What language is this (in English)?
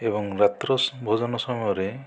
Odia